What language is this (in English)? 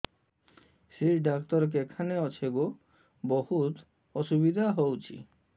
Odia